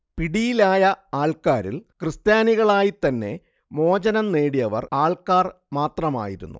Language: Malayalam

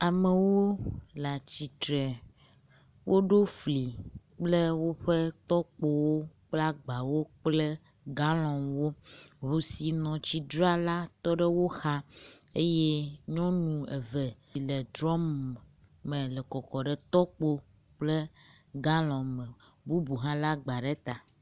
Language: Ewe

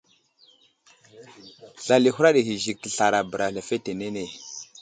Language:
Wuzlam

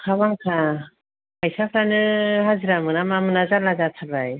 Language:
Bodo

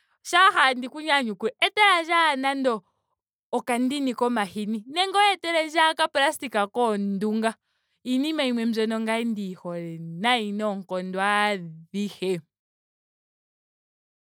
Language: Ndonga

